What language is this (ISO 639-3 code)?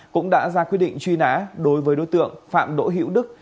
vie